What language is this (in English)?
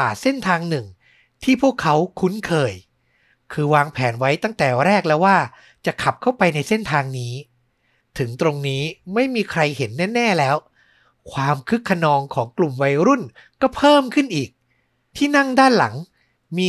Thai